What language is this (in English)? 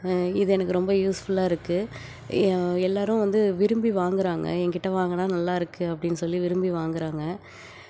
Tamil